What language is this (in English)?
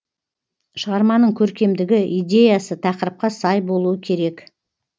Kazakh